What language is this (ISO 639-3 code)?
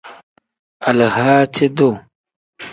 kdh